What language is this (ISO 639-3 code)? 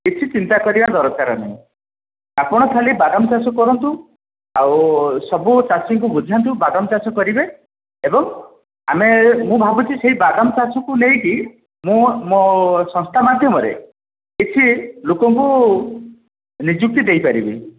ori